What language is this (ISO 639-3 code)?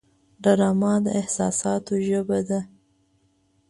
pus